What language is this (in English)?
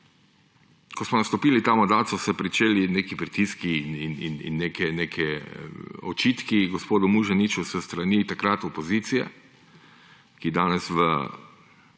Slovenian